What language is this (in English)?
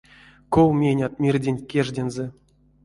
Erzya